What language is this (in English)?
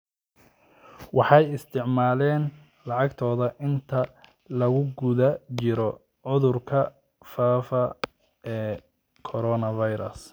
Somali